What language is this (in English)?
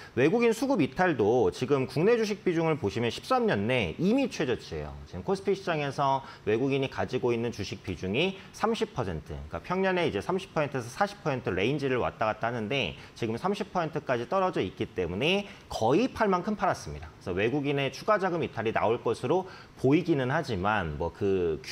Korean